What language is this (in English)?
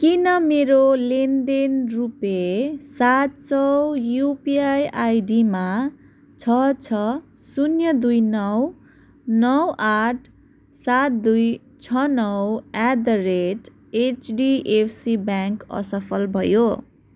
Nepali